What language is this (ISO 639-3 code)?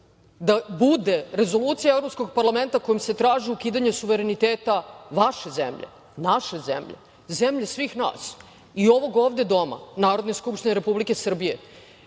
srp